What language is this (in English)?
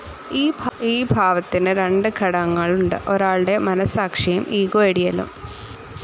Malayalam